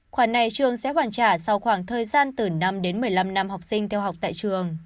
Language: Vietnamese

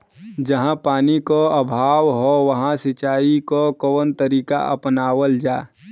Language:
Bhojpuri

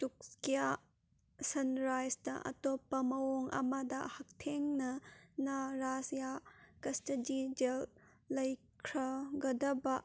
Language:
Manipuri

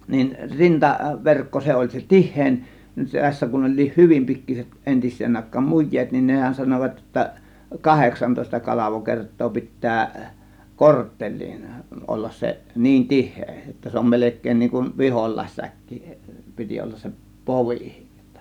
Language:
Finnish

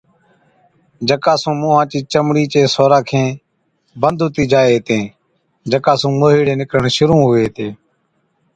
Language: Od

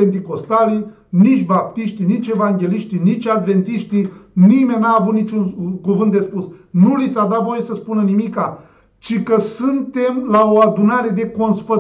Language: Romanian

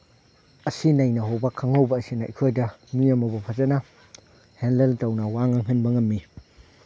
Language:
Manipuri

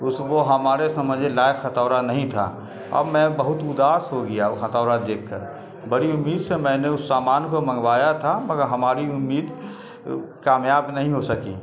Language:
Urdu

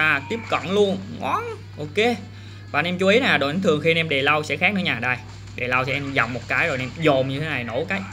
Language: Vietnamese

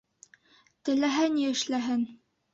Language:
Bashkir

